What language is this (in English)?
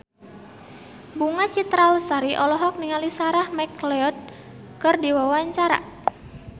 Sundanese